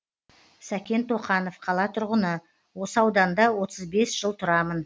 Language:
Kazakh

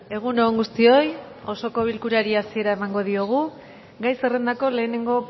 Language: Basque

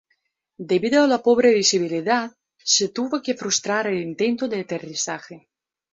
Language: Spanish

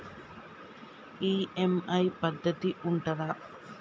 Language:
Telugu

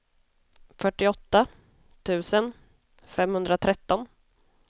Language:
Swedish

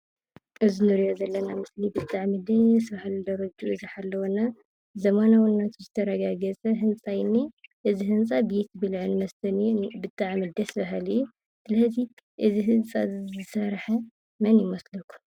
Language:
Tigrinya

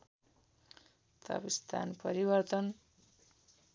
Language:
Nepali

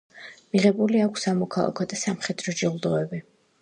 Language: Georgian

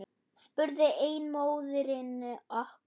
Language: Icelandic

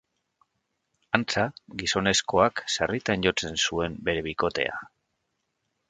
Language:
Basque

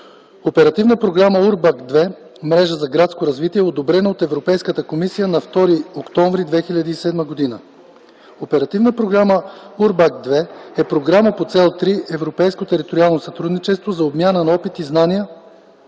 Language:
Bulgarian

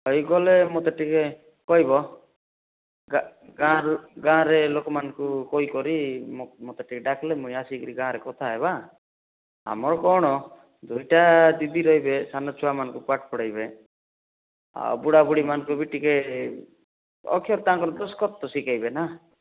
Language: Odia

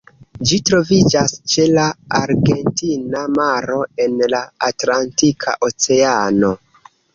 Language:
Esperanto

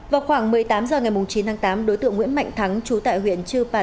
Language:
Vietnamese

